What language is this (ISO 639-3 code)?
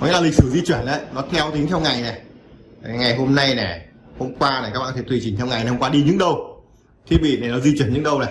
vie